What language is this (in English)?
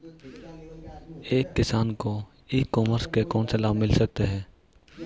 Hindi